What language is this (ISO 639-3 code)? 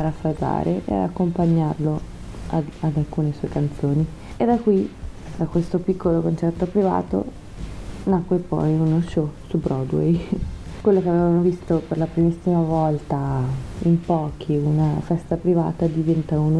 ita